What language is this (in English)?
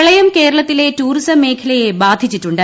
Malayalam